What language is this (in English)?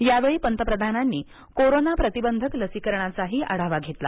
Marathi